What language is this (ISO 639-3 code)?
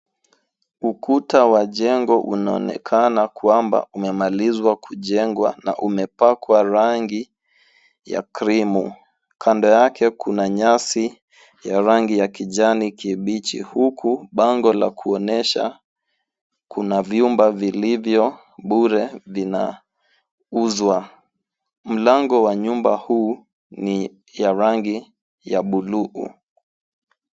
swa